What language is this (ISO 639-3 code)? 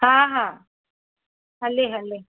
snd